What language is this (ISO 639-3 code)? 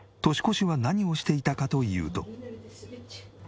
jpn